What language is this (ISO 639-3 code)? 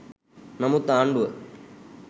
sin